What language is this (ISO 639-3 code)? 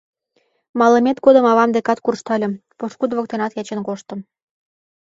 chm